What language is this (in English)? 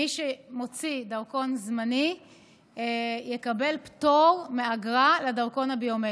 Hebrew